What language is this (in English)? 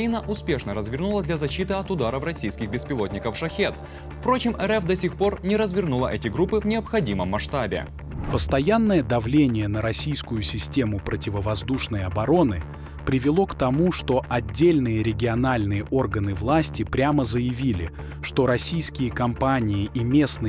Russian